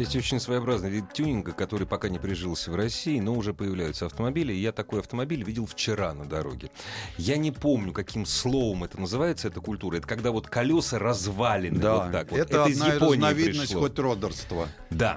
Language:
Russian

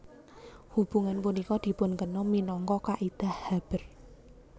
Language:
Javanese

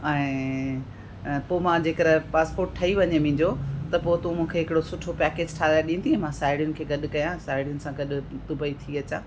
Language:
Sindhi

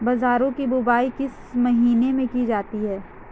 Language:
Hindi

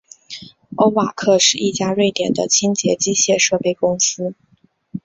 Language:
Chinese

